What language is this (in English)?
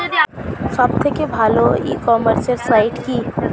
Bangla